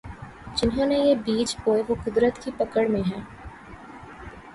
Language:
Urdu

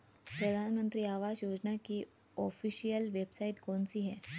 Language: Hindi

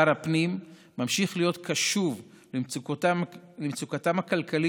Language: Hebrew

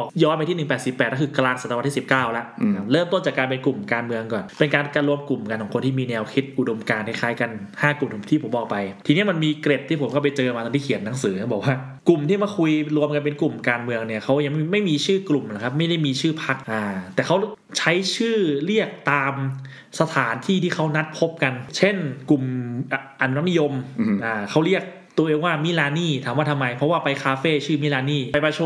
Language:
Thai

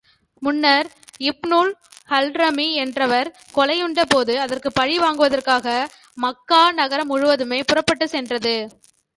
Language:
Tamil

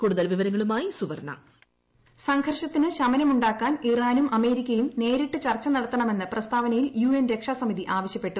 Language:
Malayalam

